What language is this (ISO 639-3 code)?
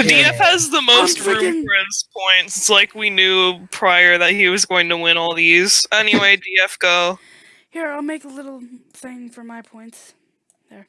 eng